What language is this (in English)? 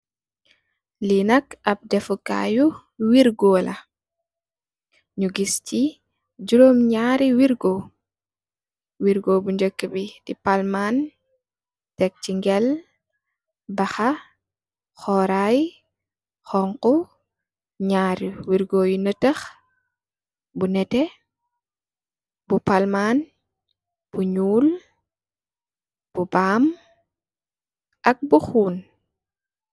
Wolof